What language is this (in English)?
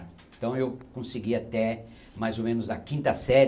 Portuguese